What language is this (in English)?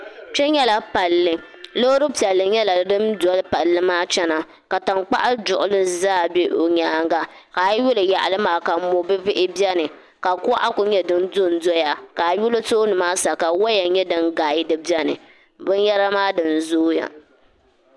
Dagbani